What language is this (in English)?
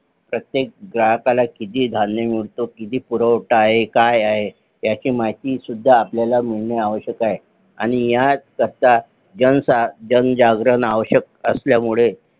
Marathi